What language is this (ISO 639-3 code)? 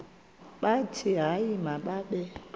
xho